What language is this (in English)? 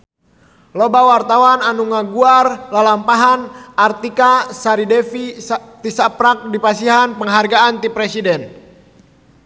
Sundanese